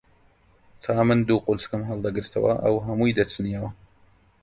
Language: Central Kurdish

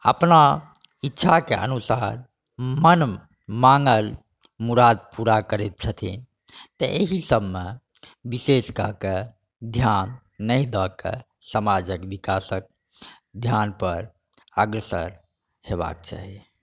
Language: Maithili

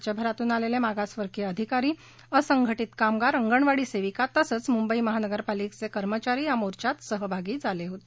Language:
Marathi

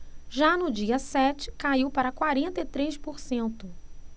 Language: Portuguese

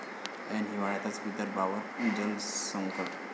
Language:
Marathi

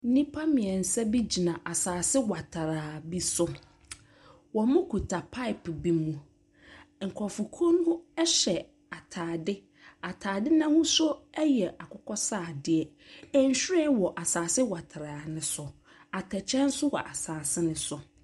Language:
Akan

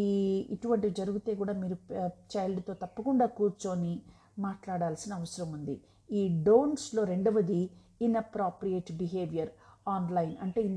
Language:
Telugu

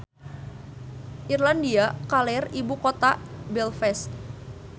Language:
Sundanese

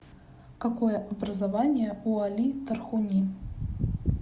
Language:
Russian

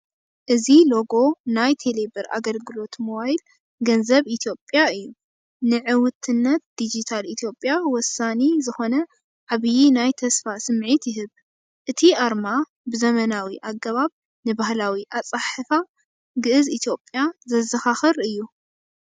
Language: Tigrinya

